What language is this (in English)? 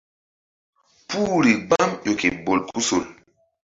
Mbum